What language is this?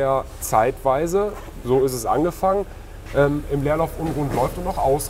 German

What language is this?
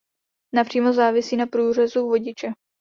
Czech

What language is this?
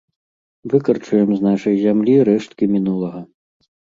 Belarusian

